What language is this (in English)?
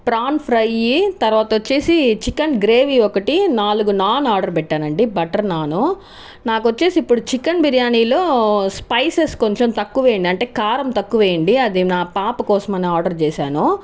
Telugu